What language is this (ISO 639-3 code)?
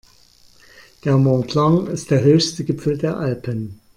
deu